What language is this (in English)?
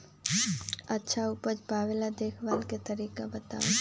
Magahi